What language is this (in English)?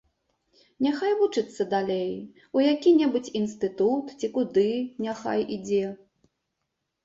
Belarusian